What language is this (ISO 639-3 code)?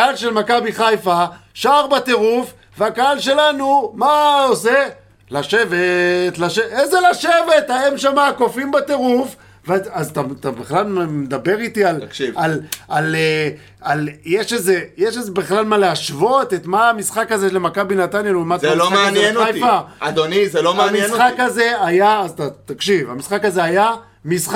heb